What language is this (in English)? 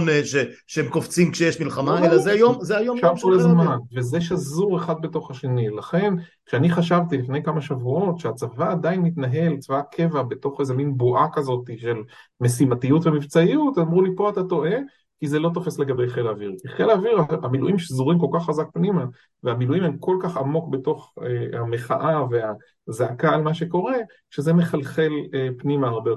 Hebrew